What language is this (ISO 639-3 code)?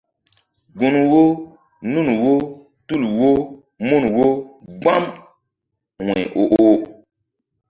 mdd